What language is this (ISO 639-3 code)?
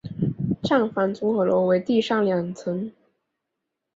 zho